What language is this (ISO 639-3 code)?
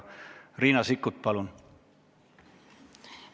est